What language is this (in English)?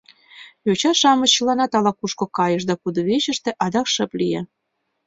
Mari